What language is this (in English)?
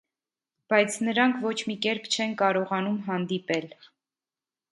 Armenian